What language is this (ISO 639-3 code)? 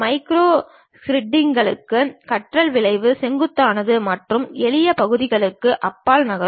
tam